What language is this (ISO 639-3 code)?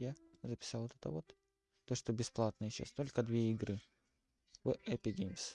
rus